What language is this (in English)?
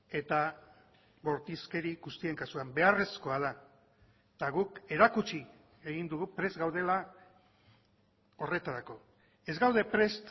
Basque